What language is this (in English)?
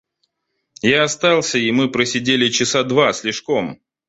Russian